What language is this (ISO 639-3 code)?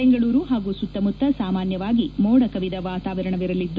kan